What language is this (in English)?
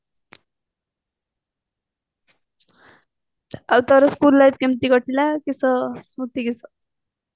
Odia